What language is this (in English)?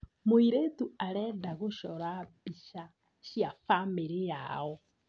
Kikuyu